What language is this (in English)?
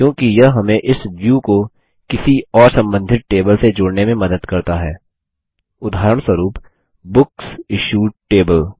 Hindi